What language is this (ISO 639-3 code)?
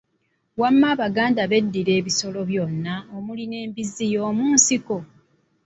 lug